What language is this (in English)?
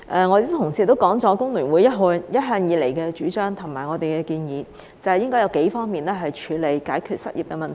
Cantonese